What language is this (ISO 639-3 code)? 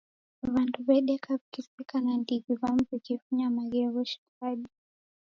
dav